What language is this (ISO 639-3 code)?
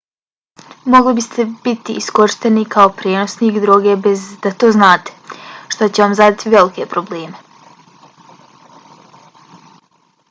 bos